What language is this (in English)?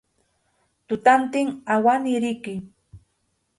Yauyos Quechua